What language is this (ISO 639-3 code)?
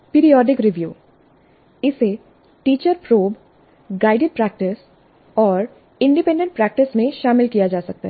hin